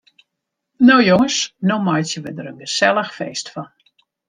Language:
Western Frisian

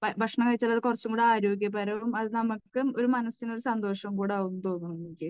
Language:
Malayalam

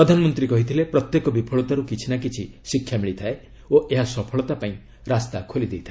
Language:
Odia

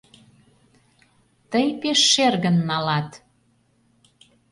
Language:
Mari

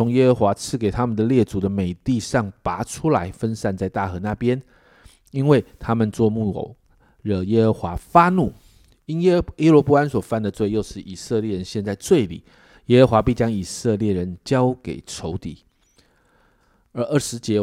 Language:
Chinese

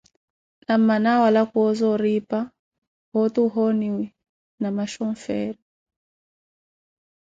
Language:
Koti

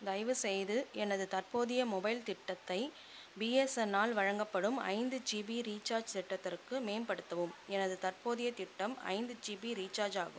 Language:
Tamil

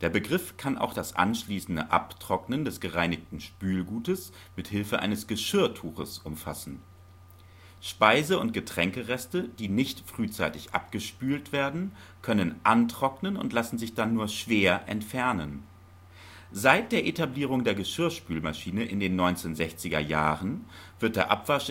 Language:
German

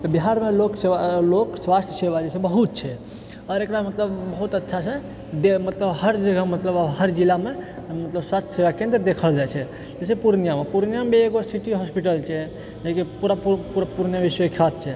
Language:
Maithili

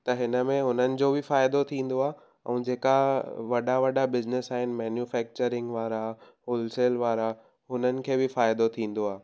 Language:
Sindhi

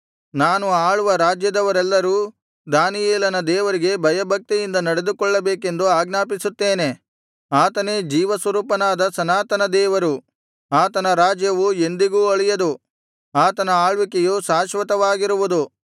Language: Kannada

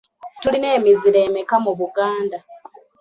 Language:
Ganda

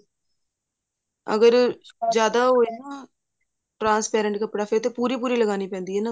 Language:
Punjabi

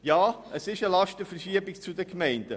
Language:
Swiss German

